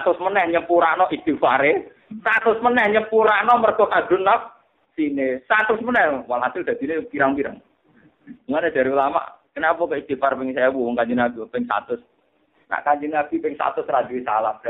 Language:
Malay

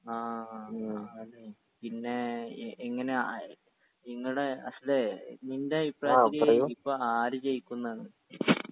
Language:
Malayalam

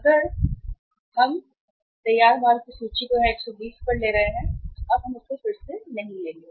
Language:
Hindi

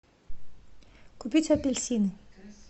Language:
Russian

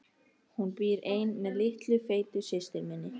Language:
Icelandic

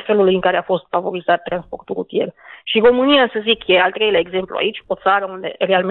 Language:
Romanian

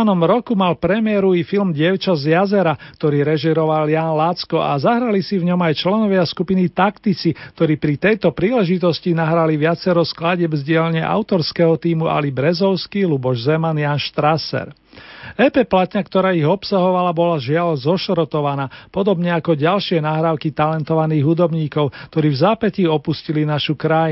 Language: Slovak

